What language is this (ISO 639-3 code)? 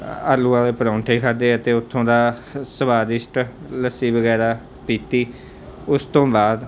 pan